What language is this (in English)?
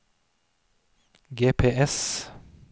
Norwegian